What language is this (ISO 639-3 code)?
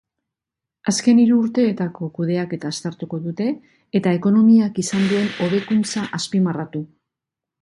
eus